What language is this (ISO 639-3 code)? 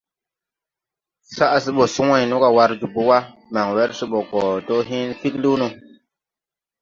tui